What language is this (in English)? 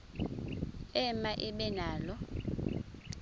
Xhosa